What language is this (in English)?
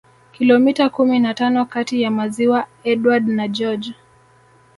Swahili